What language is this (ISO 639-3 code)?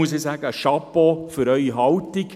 gsw